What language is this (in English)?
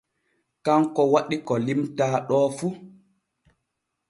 Borgu Fulfulde